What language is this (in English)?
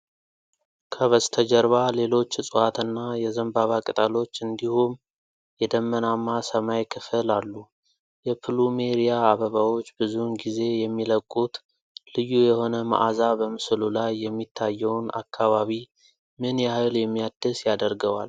Amharic